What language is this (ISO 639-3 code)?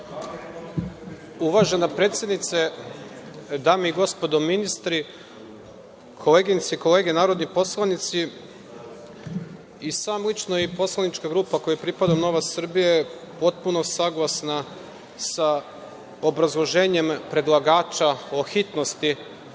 srp